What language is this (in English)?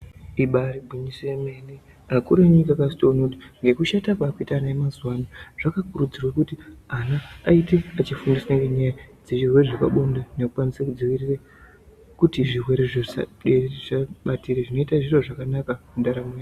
Ndau